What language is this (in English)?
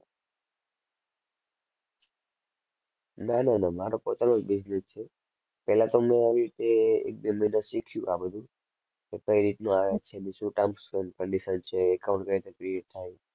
Gujarati